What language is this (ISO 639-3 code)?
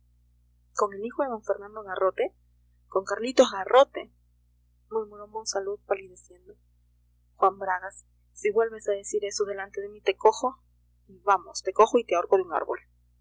spa